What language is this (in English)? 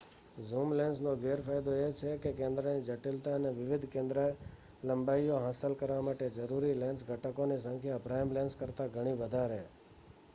Gujarati